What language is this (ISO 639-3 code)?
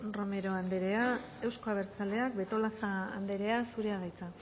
eus